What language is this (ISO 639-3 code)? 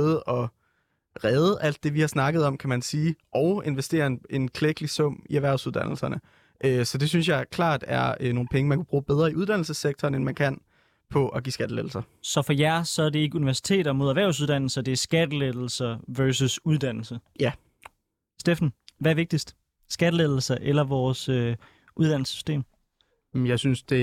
dan